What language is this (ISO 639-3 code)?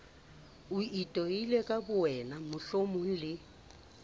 sot